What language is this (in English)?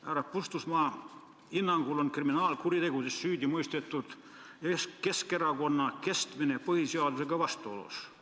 Estonian